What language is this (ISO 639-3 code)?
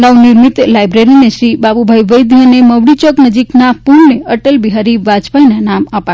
guj